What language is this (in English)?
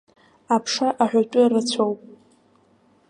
Abkhazian